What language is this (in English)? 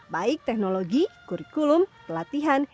Indonesian